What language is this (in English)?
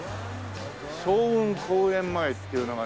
Japanese